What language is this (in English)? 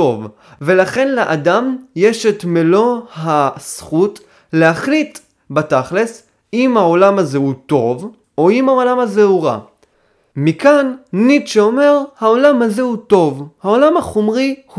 Hebrew